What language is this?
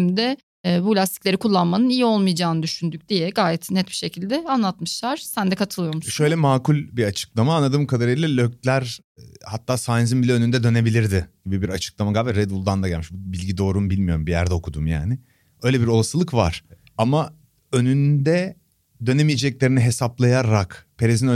Turkish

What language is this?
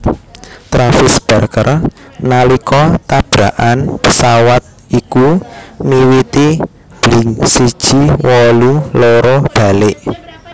Javanese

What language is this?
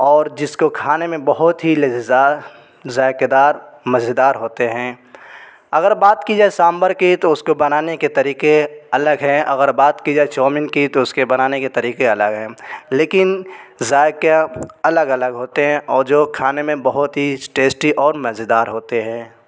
Urdu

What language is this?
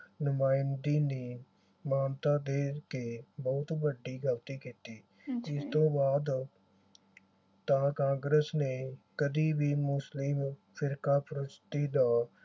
Punjabi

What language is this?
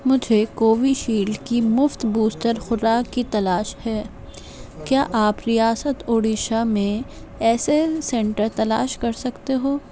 Urdu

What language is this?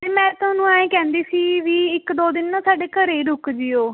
Punjabi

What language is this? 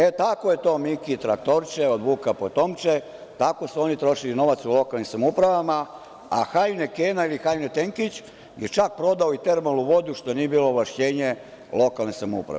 Serbian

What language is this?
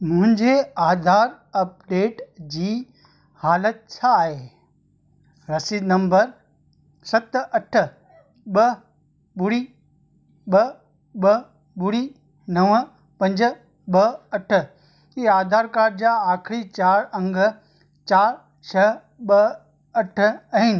Sindhi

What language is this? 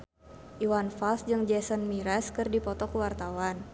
Sundanese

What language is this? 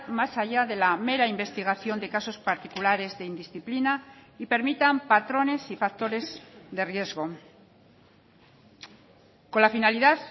Spanish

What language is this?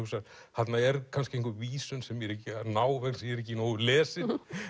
Icelandic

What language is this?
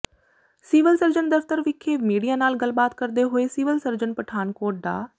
Punjabi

